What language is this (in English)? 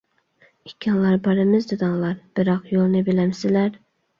Uyghur